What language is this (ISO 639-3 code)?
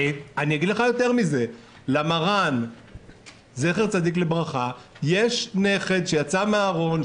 heb